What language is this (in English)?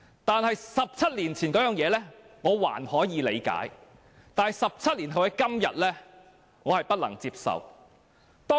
Cantonese